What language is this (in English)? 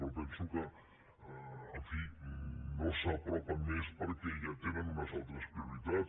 Catalan